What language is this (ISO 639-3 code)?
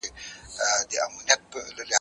pus